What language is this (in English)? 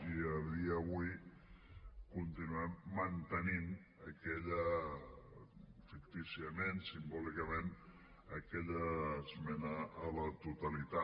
Catalan